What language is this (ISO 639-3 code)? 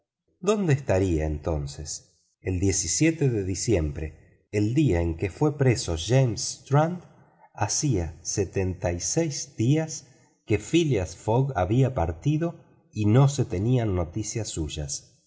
spa